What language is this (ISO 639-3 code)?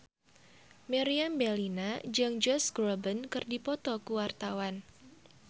sun